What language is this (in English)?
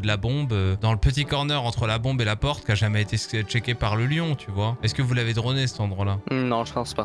French